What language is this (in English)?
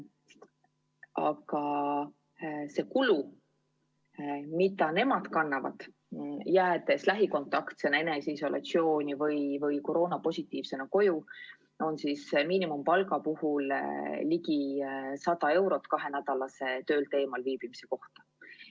Estonian